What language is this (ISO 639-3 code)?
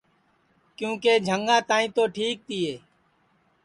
ssi